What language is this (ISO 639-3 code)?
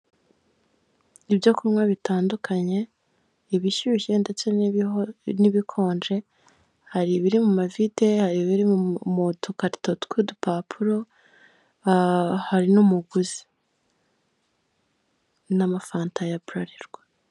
kin